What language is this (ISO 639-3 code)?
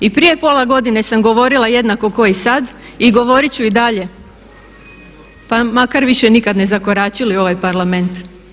hrv